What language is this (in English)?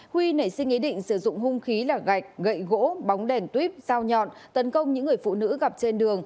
Vietnamese